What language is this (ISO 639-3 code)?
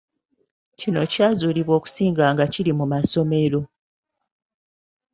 lug